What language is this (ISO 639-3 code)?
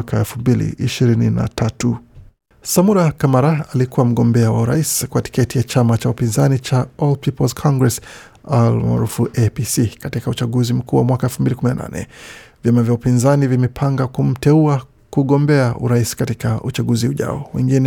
swa